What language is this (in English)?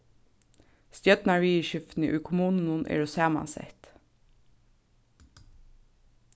Faroese